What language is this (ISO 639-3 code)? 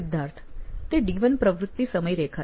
guj